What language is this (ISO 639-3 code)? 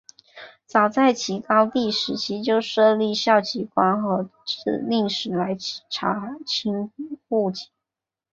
zho